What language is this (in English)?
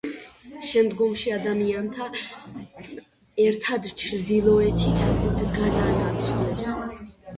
Georgian